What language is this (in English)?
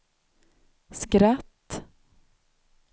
Swedish